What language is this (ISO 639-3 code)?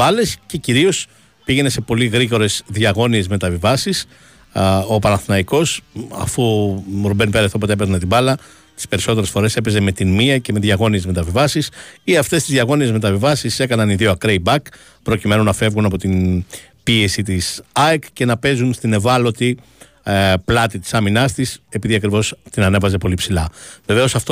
ell